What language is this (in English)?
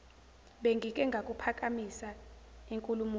Zulu